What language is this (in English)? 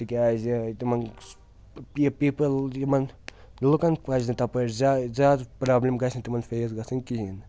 Kashmiri